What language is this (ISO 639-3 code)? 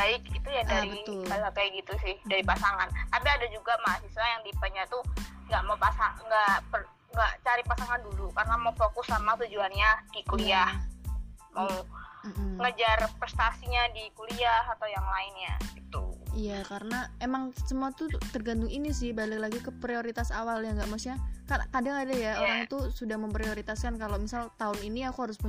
ind